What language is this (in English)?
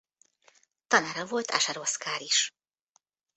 Hungarian